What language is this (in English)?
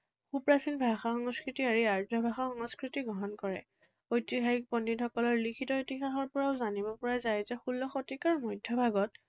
Assamese